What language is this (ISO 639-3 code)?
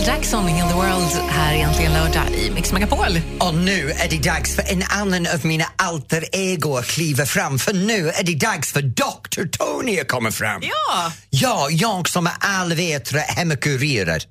swe